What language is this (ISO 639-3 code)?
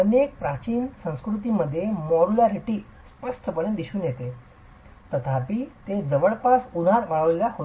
mar